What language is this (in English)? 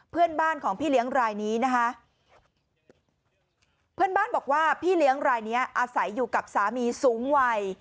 Thai